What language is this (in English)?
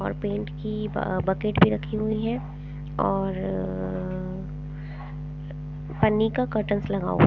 Hindi